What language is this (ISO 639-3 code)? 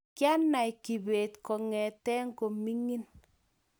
kln